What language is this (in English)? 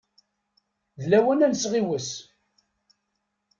Kabyle